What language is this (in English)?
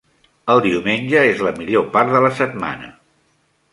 Catalan